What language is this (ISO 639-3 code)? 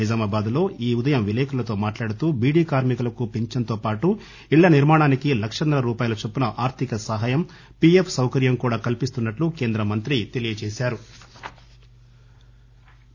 tel